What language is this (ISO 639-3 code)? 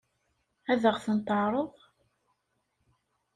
kab